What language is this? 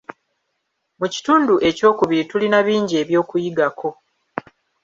Ganda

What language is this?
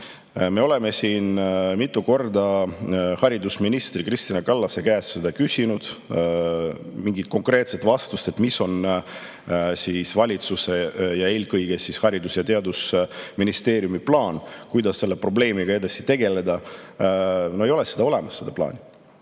Estonian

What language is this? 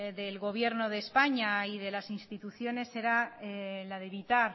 Spanish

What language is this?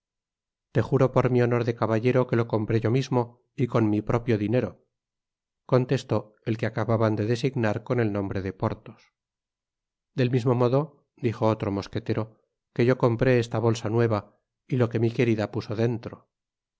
Spanish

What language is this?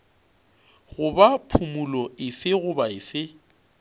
Northern Sotho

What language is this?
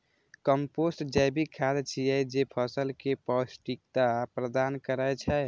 Maithili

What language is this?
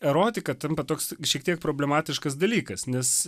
Lithuanian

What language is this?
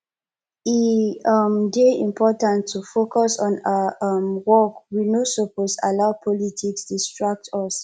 Nigerian Pidgin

